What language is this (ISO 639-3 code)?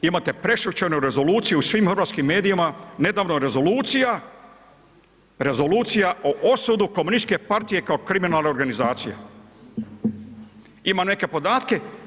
hrv